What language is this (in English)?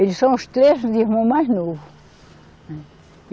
Portuguese